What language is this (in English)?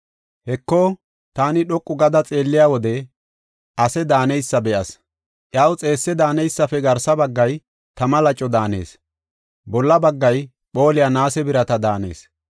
Gofa